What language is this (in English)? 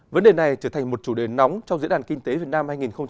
Vietnamese